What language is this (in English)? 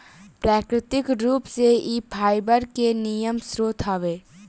Bhojpuri